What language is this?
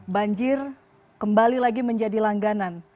Indonesian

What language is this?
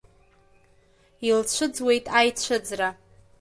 Abkhazian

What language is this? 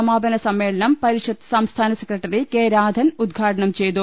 Malayalam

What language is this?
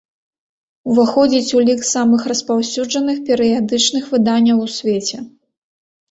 Belarusian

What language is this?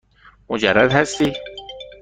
Persian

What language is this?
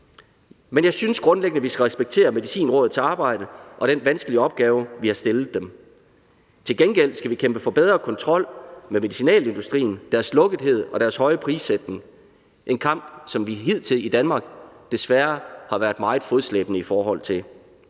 Danish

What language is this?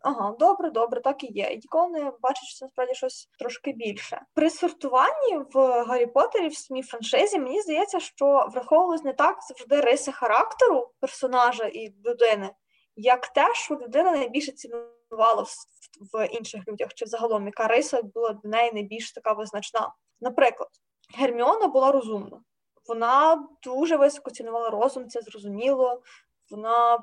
Ukrainian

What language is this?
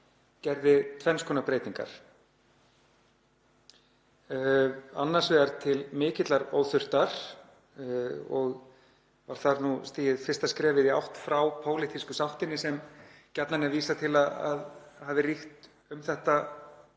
Icelandic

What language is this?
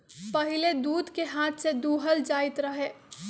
Magahi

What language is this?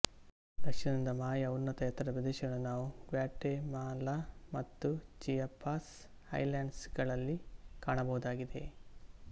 Kannada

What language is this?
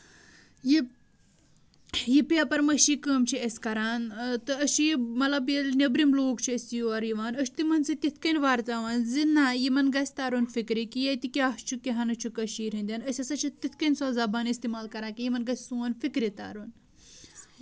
Kashmiri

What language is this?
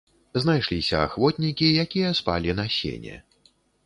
Belarusian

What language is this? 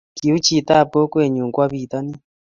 Kalenjin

